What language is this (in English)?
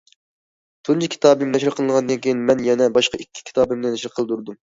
Uyghur